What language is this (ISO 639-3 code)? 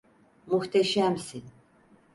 tur